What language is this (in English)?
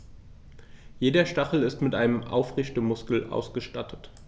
German